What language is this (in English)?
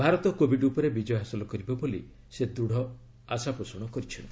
Odia